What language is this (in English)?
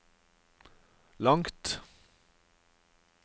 Norwegian